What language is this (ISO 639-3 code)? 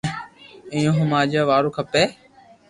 lrk